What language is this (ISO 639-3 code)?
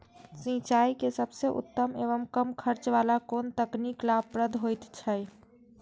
mai